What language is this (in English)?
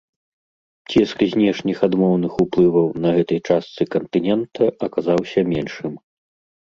Belarusian